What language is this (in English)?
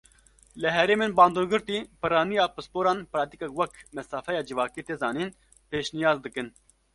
Kurdish